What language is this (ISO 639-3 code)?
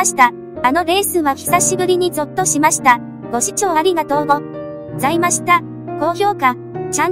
jpn